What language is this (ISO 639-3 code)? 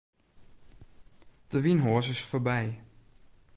fry